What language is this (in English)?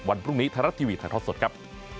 Thai